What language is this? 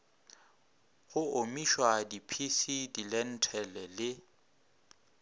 Northern Sotho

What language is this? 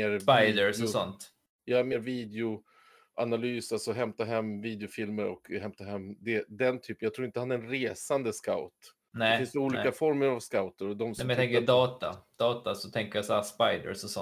Swedish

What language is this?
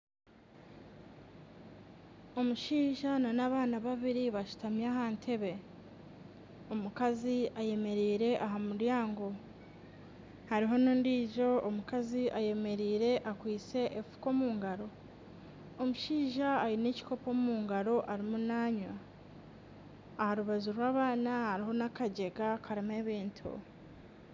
Nyankole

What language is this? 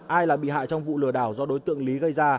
Vietnamese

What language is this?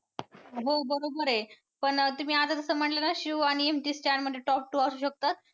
Marathi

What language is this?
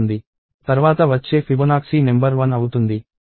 Telugu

